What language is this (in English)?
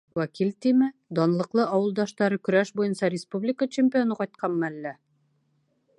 Bashkir